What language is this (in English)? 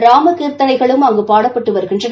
Tamil